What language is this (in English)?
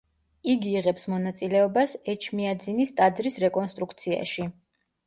Georgian